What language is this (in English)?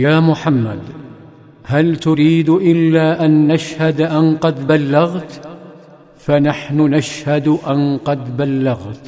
Arabic